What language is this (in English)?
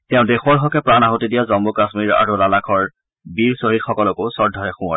Assamese